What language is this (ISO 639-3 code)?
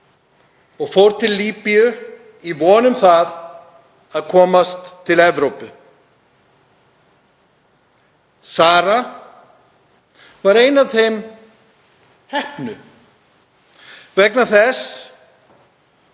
isl